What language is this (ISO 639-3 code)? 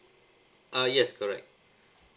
eng